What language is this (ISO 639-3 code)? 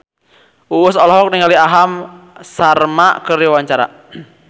sun